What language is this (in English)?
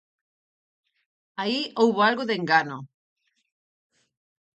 Galician